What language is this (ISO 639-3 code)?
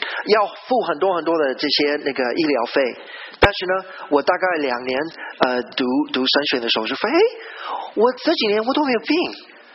zho